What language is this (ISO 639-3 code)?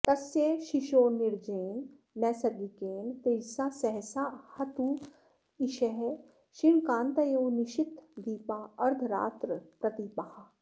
san